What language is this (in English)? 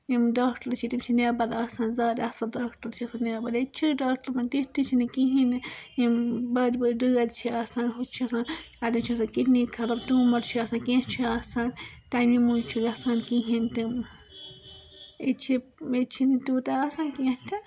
Kashmiri